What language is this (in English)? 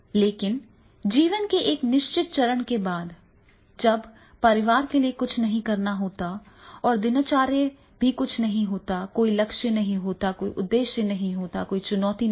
Hindi